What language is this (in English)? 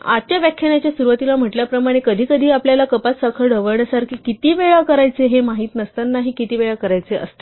Marathi